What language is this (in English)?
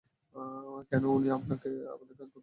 Bangla